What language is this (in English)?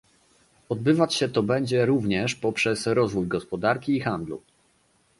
Polish